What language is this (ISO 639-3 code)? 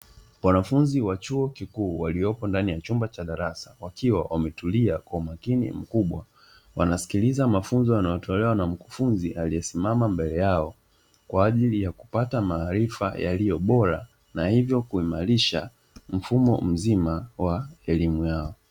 swa